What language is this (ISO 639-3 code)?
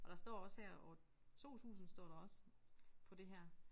dan